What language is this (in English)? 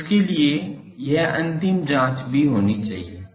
Hindi